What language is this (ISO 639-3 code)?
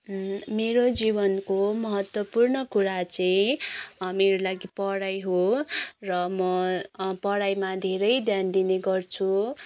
nep